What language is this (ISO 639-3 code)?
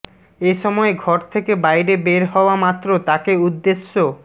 ben